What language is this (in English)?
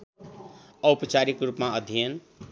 Nepali